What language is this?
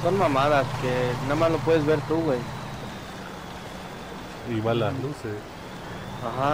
Spanish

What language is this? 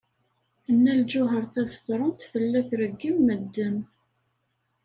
Kabyle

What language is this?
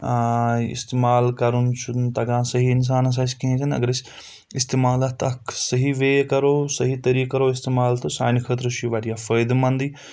Kashmiri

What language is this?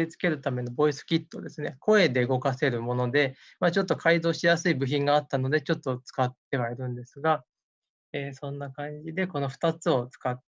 Japanese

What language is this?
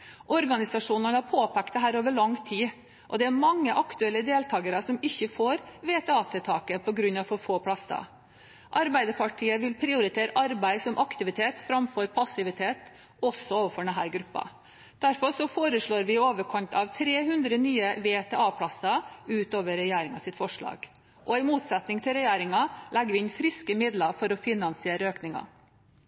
Norwegian Bokmål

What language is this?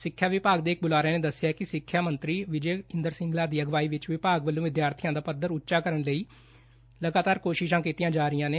Punjabi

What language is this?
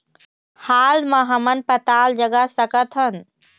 Chhattisgarhi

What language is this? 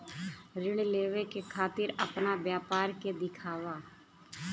Bhojpuri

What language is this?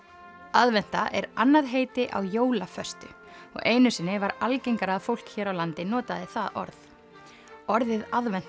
Icelandic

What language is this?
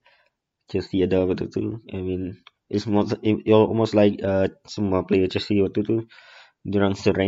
Malay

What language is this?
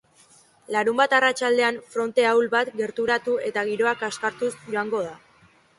Basque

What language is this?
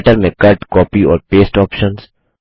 Hindi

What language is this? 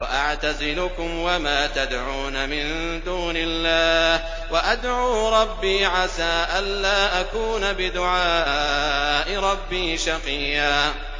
Arabic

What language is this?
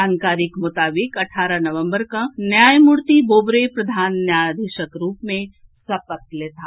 Maithili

